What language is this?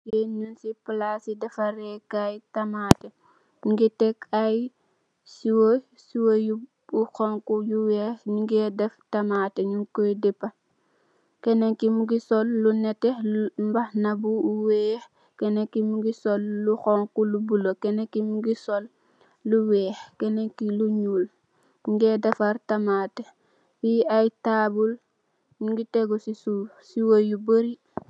Wolof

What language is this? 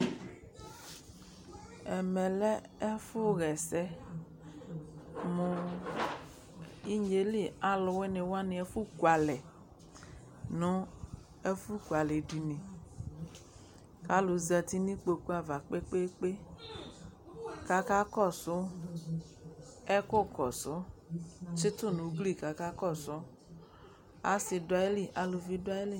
Ikposo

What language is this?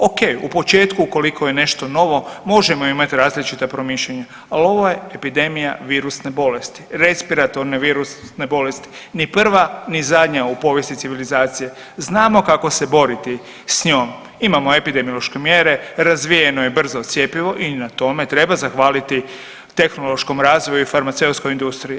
Croatian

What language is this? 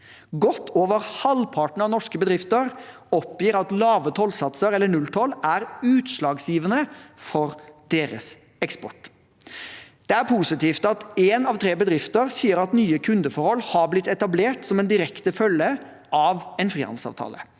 Norwegian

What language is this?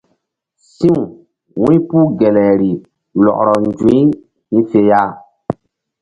Mbum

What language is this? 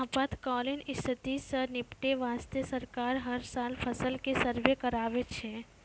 Maithili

